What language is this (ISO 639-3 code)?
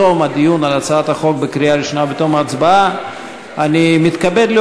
heb